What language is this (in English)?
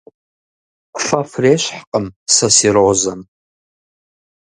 Kabardian